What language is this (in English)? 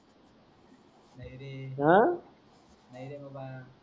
Marathi